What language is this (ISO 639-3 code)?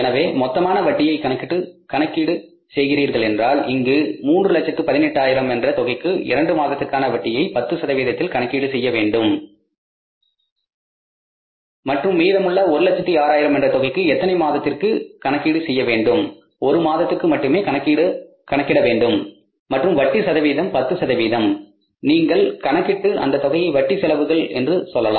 tam